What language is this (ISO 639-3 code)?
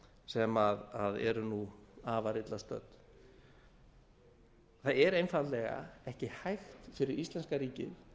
isl